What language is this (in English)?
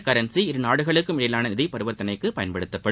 Tamil